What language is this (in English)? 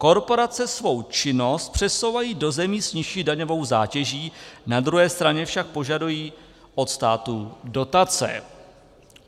Czech